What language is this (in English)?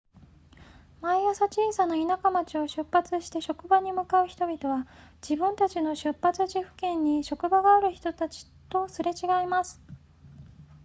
Japanese